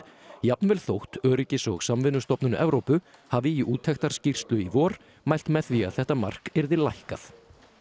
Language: Icelandic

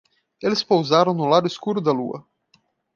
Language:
Portuguese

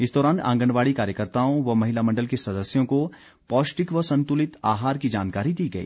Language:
Hindi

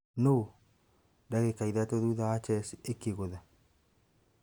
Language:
Kikuyu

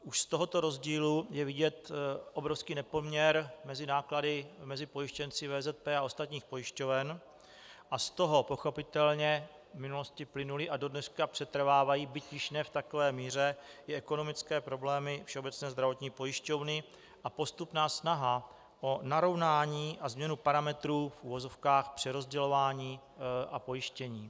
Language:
Czech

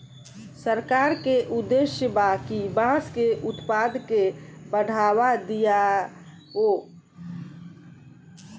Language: Bhojpuri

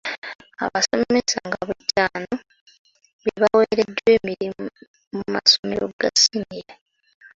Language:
Ganda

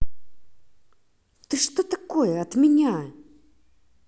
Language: Russian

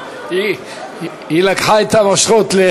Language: Hebrew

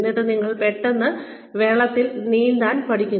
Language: Malayalam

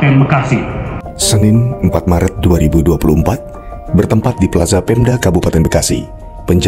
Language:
Indonesian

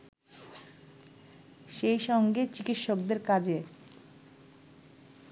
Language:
Bangla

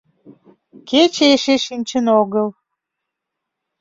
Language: Mari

